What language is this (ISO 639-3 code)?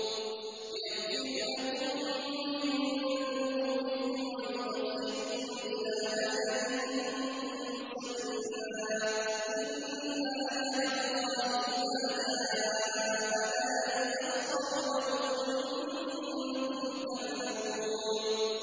ara